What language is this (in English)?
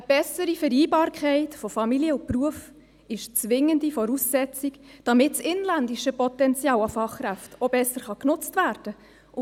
Swiss German